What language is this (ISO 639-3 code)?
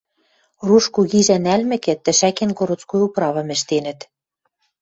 mrj